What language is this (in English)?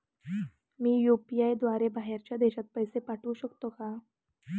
Marathi